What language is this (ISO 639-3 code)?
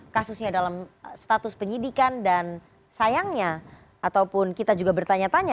ind